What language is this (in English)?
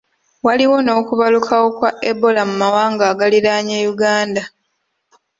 Ganda